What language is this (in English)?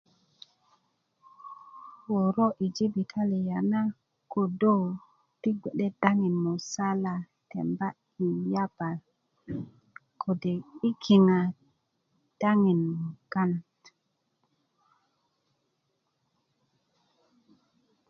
Kuku